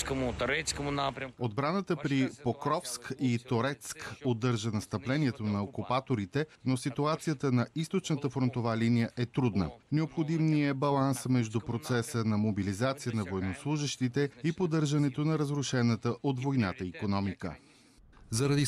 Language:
Bulgarian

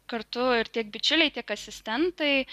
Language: Lithuanian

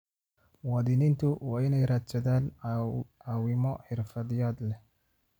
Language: Somali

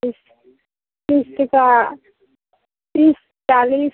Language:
Maithili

